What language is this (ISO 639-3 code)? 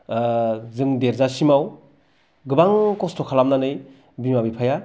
brx